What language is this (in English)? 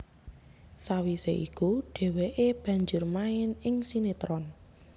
Javanese